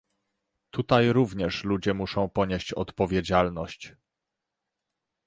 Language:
Polish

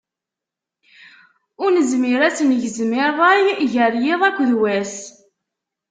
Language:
Kabyle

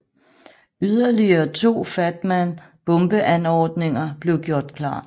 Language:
Danish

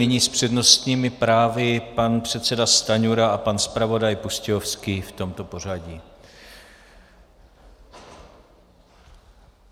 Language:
Czech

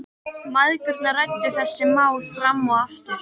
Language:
Icelandic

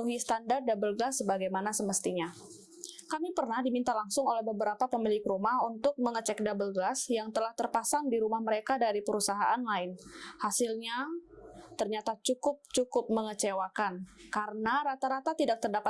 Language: Indonesian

